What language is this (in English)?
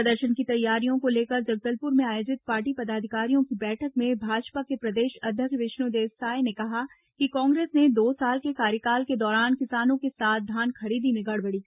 Hindi